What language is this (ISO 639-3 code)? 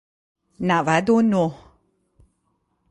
fas